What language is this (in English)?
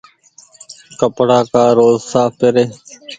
Goaria